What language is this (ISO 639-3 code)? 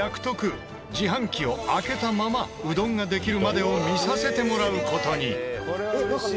jpn